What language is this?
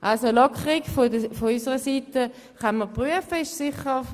Swiss German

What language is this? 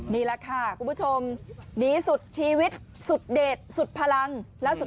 Thai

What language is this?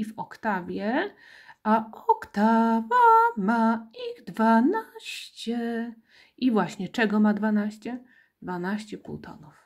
Polish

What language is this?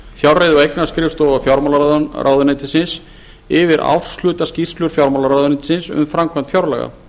Icelandic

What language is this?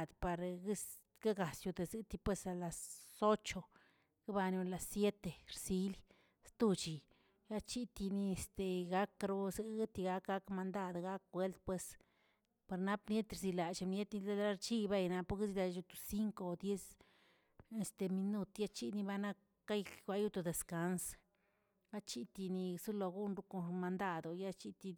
Tilquiapan Zapotec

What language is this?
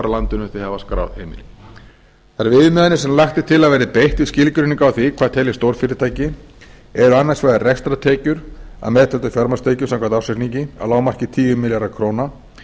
Icelandic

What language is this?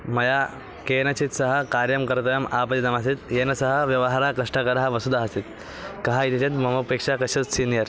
Sanskrit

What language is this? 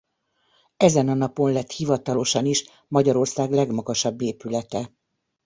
Hungarian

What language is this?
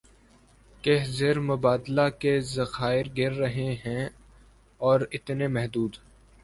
Urdu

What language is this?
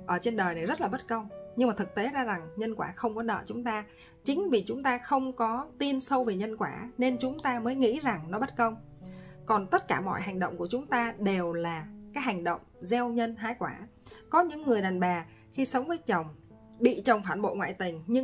Vietnamese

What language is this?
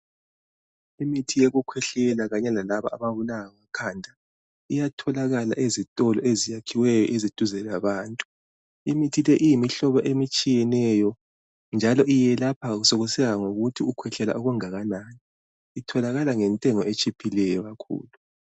North Ndebele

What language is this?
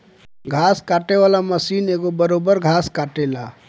Bhojpuri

